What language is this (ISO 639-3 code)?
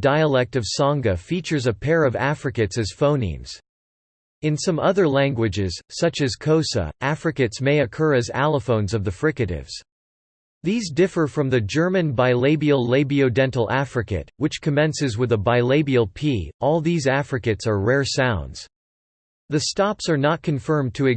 eng